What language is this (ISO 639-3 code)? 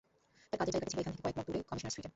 ben